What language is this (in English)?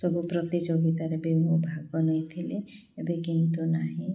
Odia